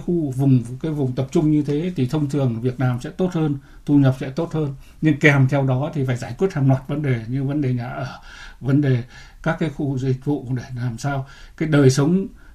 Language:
Vietnamese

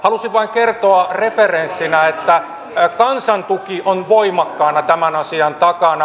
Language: Finnish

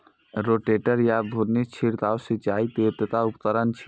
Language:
Maithili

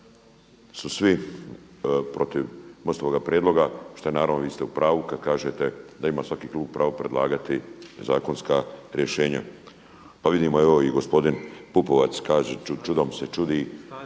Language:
Croatian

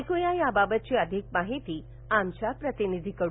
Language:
Marathi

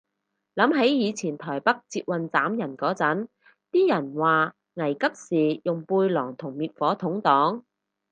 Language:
Cantonese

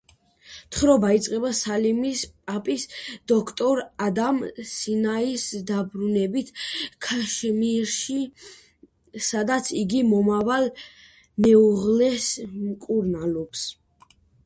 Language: Georgian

